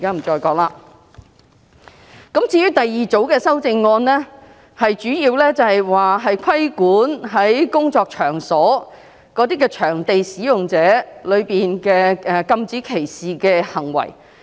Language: Cantonese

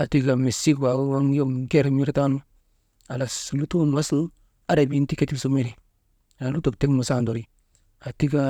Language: Maba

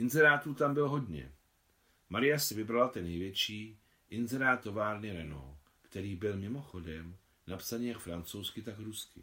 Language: Czech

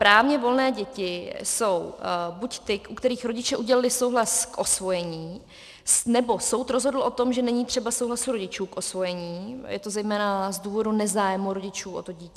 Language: Czech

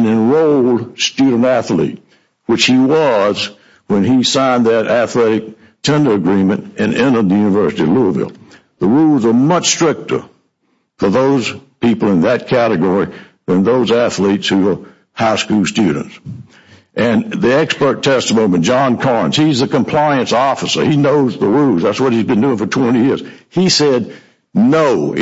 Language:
English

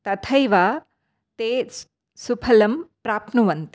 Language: Sanskrit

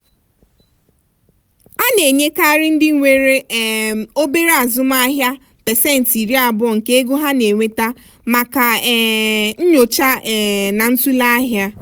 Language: Igbo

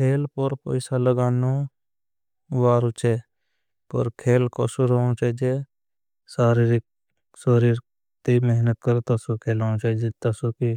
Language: Bhili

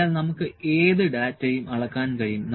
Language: Malayalam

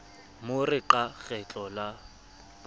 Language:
Southern Sotho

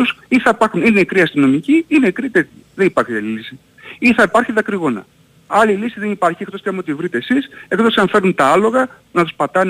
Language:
Greek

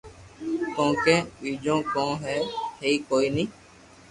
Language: Loarki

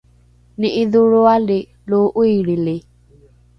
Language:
Rukai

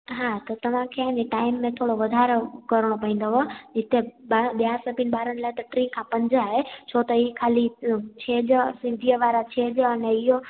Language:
Sindhi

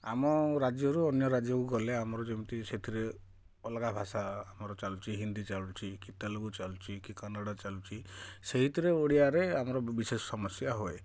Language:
Odia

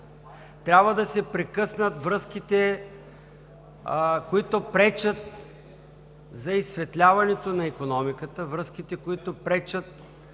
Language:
Bulgarian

